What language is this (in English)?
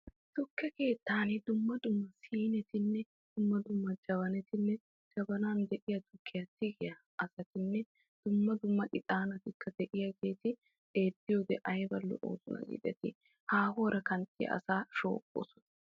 Wolaytta